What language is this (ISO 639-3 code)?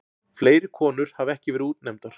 isl